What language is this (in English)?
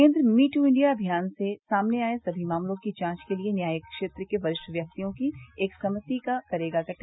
Hindi